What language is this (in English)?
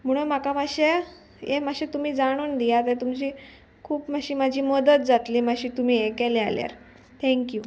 Konkani